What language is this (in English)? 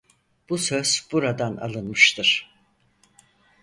Turkish